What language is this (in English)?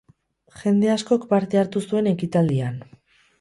Basque